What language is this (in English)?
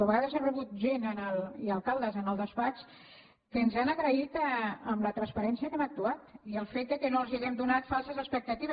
Catalan